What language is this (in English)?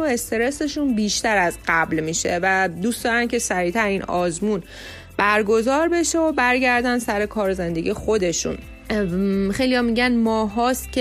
Persian